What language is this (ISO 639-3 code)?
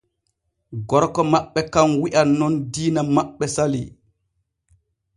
fue